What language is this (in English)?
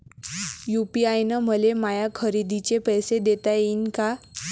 Marathi